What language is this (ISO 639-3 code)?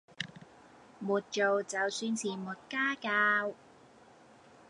yue